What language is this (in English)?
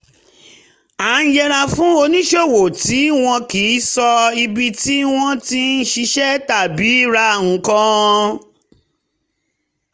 Yoruba